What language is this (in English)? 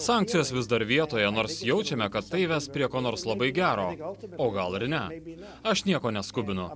Lithuanian